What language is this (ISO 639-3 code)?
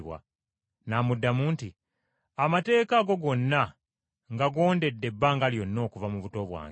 lug